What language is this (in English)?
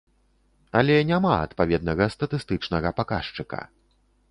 Belarusian